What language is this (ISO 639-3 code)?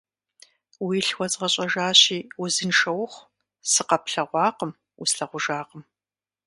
kbd